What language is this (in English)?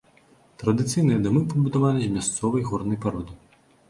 Belarusian